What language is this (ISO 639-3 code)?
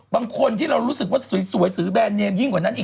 tha